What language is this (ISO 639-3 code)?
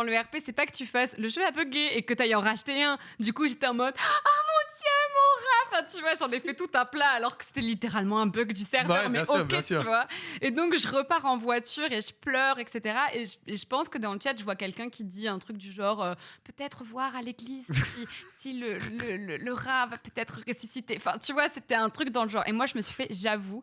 fra